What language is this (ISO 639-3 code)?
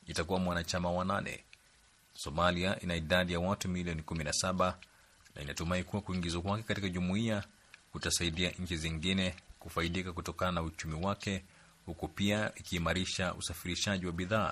swa